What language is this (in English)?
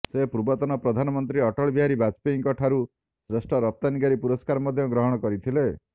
Odia